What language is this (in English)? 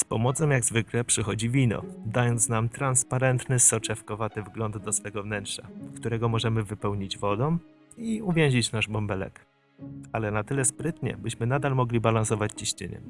Polish